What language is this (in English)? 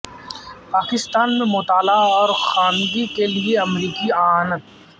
Urdu